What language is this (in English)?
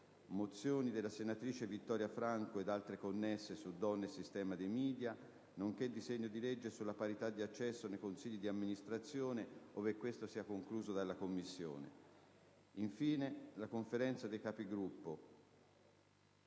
Italian